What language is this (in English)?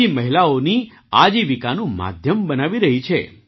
Gujarati